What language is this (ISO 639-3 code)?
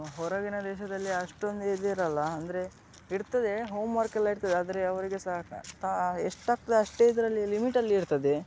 kan